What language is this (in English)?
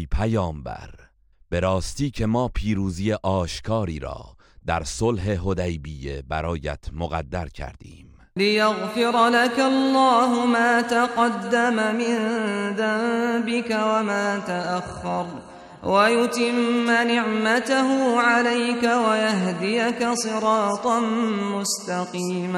Persian